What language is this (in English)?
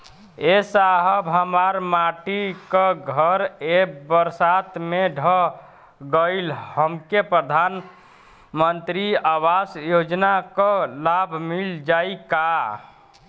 Bhojpuri